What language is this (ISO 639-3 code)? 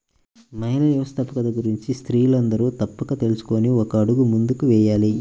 tel